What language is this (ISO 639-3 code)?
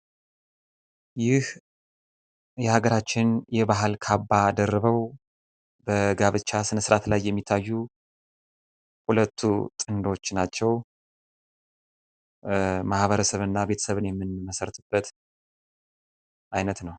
amh